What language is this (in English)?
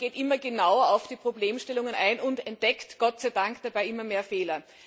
German